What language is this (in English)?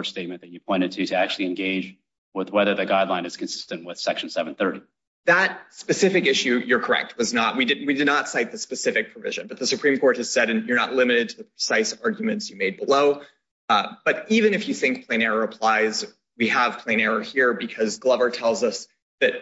English